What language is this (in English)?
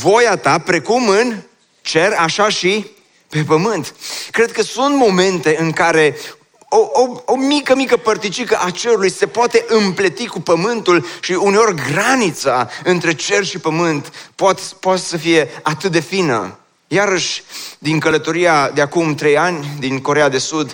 Romanian